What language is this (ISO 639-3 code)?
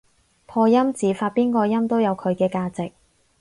yue